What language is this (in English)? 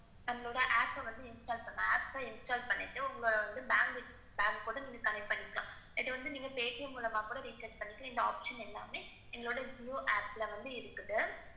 Tamil